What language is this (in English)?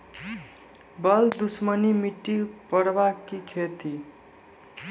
Maithili